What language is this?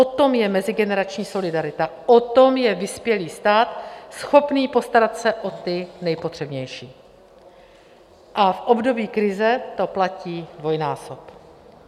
Czech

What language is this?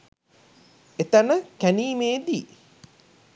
Sinhala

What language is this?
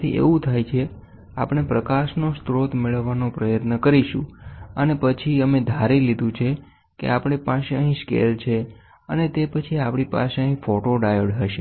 Gujarati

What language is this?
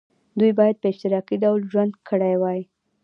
Pashto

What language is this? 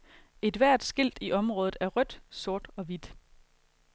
Danish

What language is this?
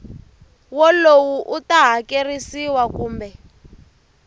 Tsonga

